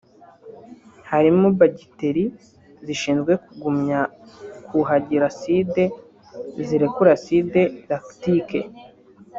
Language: Kinyarwanda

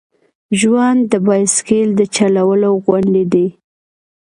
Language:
Pashto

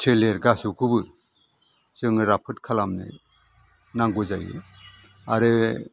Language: Bodo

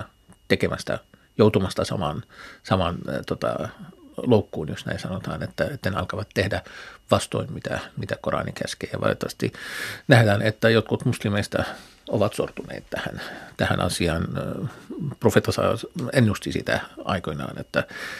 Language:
Finnish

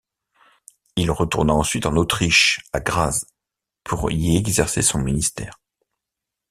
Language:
French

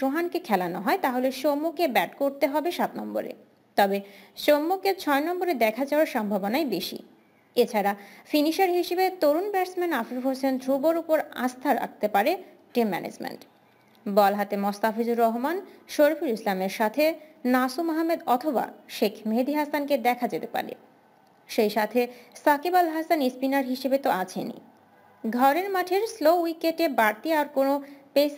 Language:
Bangla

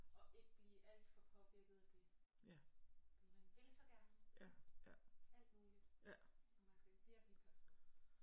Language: Danish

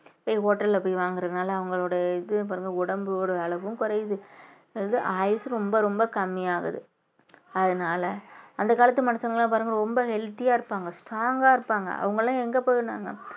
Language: Tamil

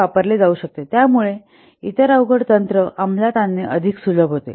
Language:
Marathi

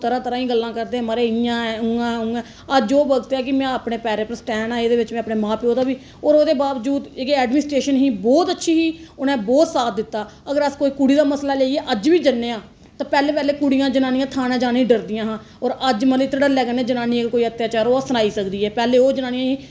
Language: Dogri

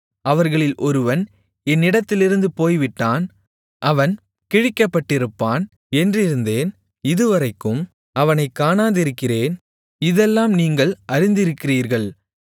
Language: Tamil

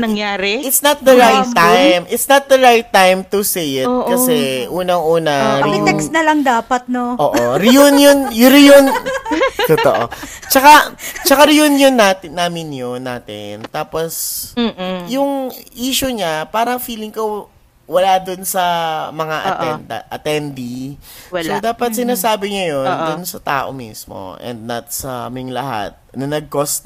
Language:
Filipino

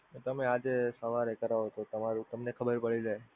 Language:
Gujarati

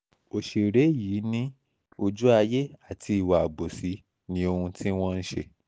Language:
Yoruba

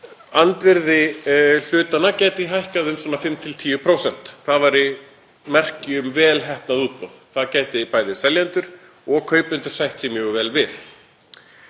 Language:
Icelandic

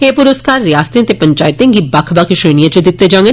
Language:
Dogri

